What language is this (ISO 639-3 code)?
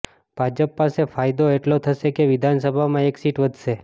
guj